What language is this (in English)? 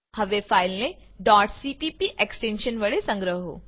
Gujarati